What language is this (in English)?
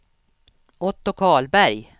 Swedish